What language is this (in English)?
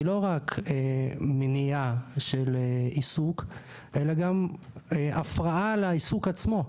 Hebrew